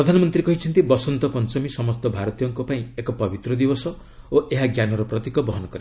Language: Odia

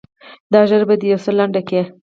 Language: Pashto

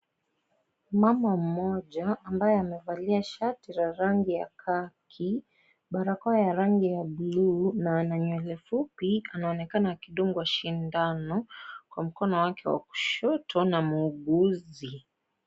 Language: Swahili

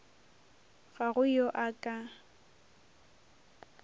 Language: Northern Sotho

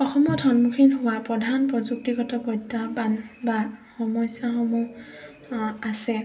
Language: Assamese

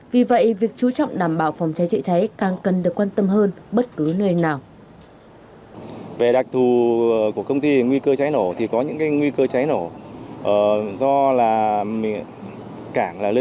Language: Vietnamese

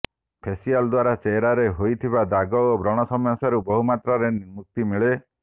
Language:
Odia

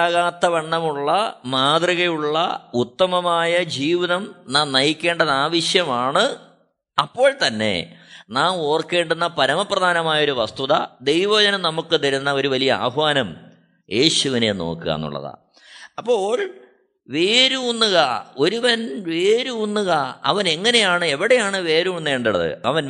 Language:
Malayalam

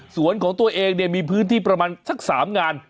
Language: Thai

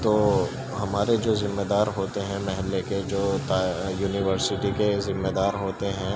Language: Urdu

